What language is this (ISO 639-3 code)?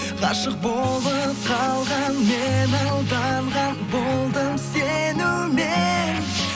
kaz